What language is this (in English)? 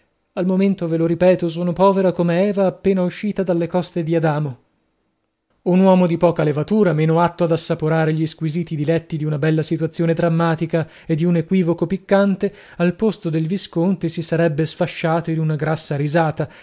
Italian